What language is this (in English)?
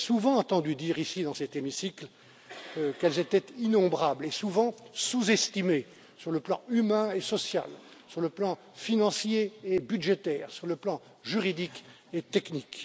French